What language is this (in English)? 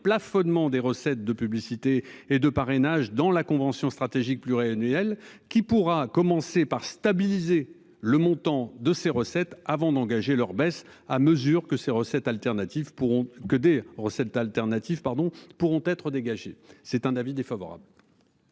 French